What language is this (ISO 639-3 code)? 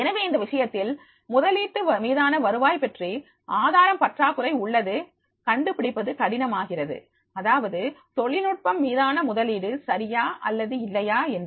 tam